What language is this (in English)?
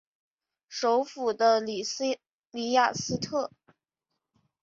Chinese